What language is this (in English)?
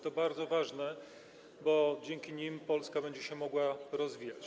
Polish